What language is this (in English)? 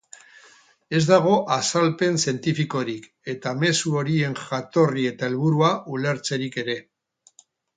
Basque